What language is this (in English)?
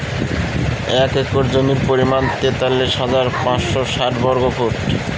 Bangla